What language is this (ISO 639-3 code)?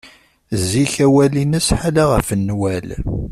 kab